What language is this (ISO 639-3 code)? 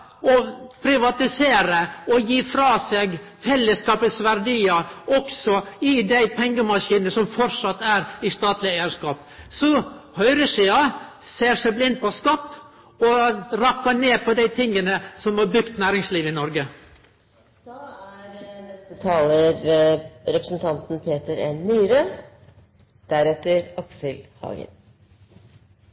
nno